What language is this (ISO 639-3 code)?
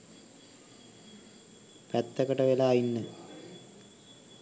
sin